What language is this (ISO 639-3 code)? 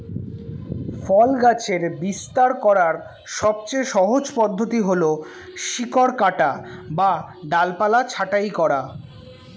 ben